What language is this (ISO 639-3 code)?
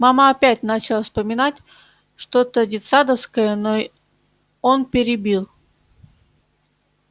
rus